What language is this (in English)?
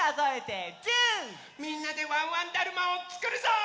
Japanese